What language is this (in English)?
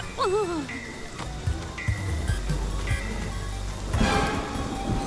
English